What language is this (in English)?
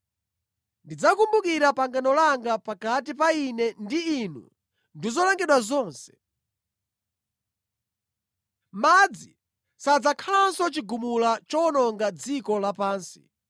Nyanja